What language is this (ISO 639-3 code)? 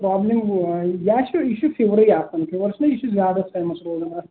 kas